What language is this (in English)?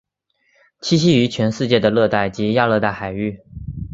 Chinese